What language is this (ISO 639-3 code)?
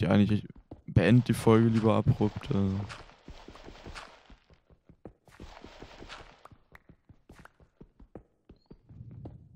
deu